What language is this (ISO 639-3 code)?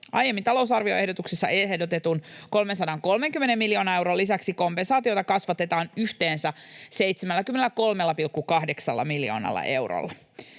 fin